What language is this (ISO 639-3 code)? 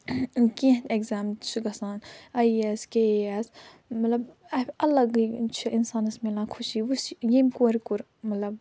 kas